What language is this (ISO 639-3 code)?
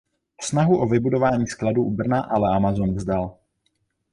ces